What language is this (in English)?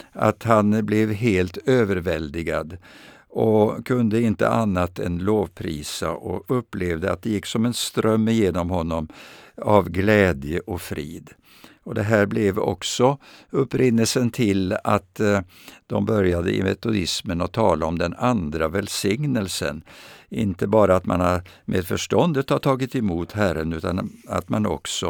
Swedish